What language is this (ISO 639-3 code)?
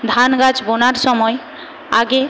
ben